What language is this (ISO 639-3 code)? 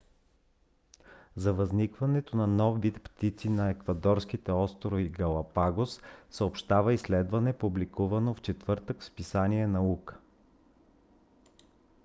bul